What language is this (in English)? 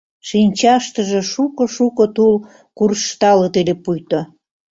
Mari